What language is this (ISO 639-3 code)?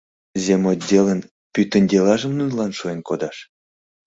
chm